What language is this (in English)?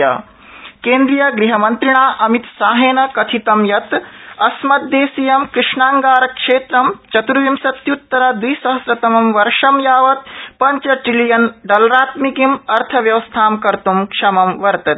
Sanskrit